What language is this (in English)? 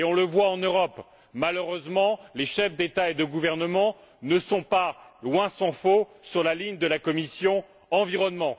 French